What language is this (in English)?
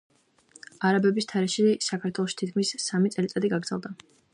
Georgian